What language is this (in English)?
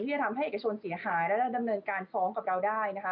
Thai